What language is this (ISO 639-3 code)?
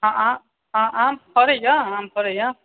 mai